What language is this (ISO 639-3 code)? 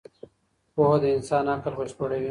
pus